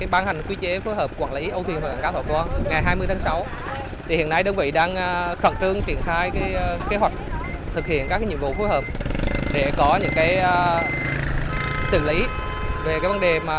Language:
Vietnamese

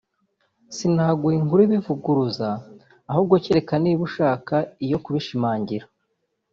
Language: Kinyarwanda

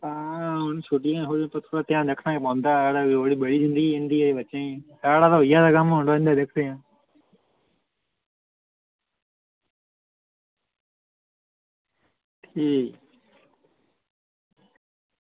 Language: Dogri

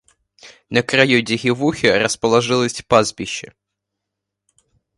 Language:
Russian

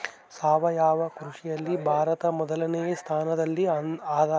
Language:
Kannada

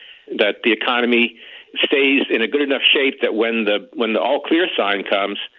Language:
English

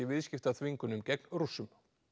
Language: Icelandic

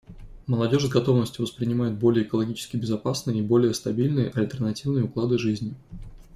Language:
Russian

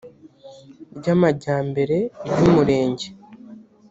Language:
Kinyarwanda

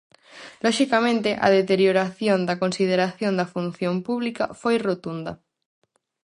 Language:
Galician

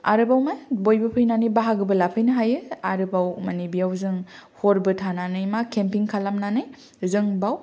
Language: Bodo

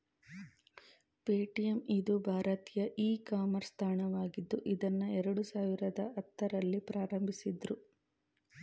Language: Kannada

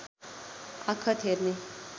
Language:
Nepali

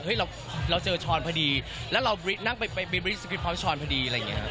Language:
Thai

